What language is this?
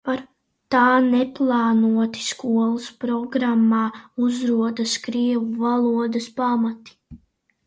Latvian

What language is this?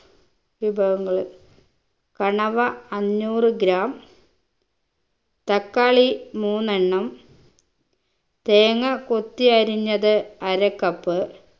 Malayalam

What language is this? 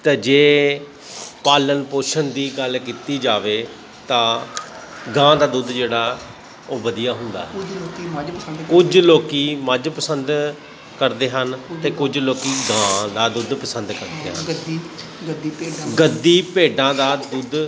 Punjabi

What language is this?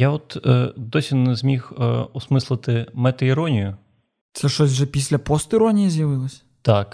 Ukrainian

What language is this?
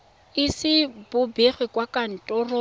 Tswana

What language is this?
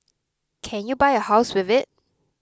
English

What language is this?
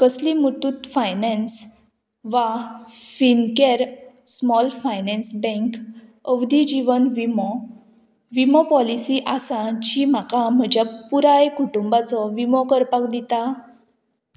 Konkani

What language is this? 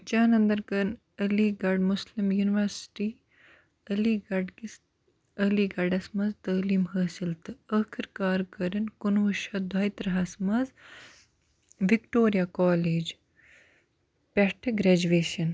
Kashmiri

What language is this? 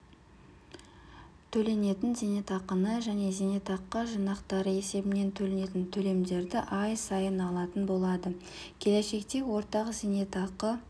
Kazakh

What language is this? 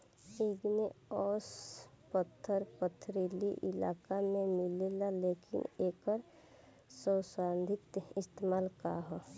Bhojpuri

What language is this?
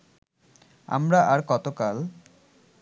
Bangla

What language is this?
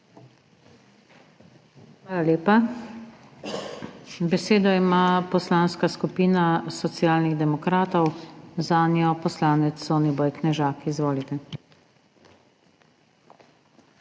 Slovenian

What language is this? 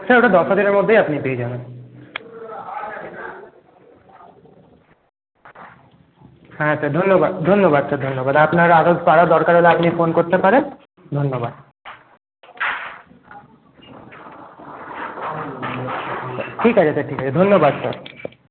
Bangla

